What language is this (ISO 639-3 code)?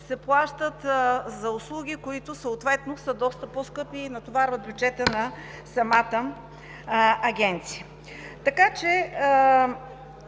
bul